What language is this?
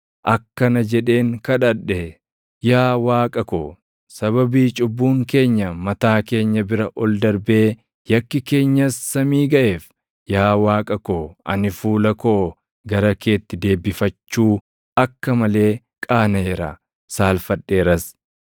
Oromo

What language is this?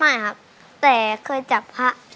Thai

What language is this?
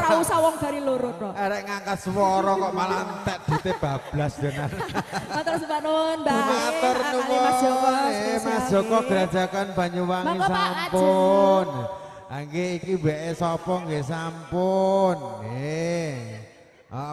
Indonesian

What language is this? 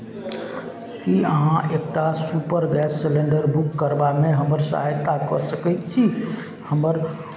Maithili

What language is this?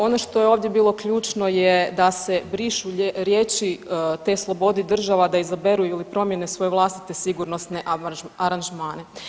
Croatian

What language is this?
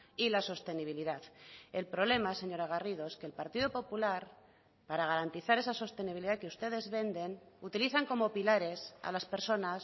Spanish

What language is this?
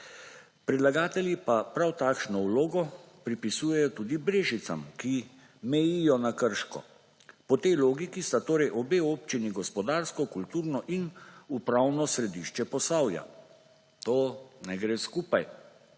Slovenian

